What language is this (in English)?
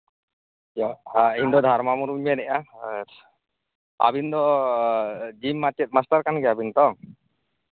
Santali